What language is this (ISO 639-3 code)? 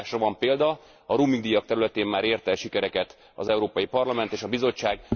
hun